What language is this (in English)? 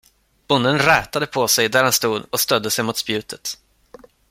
Swedish